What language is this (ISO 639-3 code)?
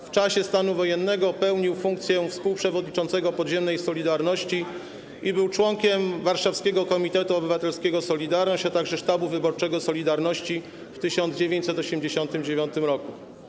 pol